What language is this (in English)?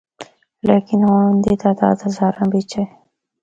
Northern Hindko